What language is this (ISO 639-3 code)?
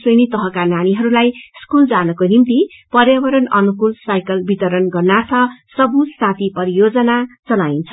nep